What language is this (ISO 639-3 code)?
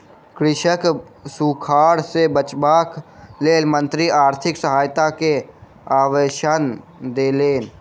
mai